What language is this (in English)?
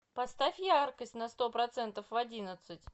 Russian